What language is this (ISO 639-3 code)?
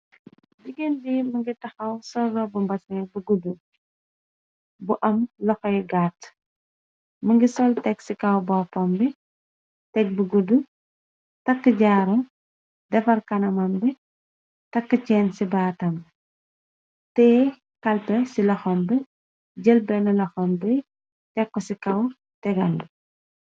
wol